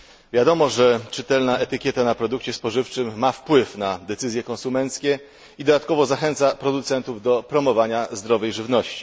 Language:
Polish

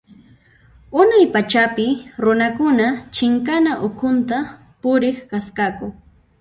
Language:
Puno Quechua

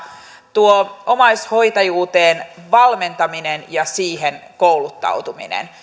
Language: Finnish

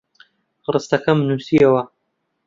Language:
Central Kurdish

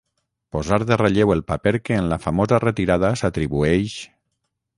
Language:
Catalan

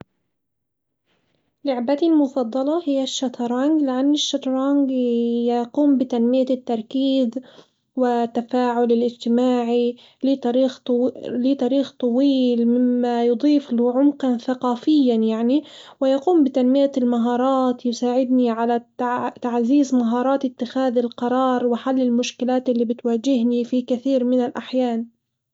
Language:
Hijazi Arabic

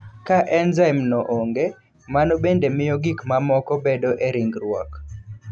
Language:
Luo (Kenya and Tanzania)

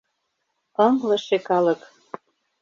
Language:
Mari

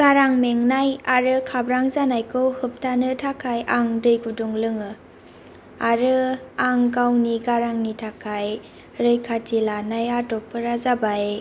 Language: Bodo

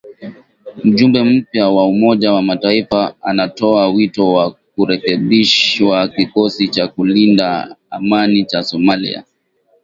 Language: Swahili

